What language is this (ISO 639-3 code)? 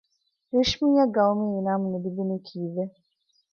div